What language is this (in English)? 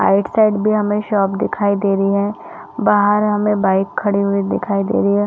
Hindi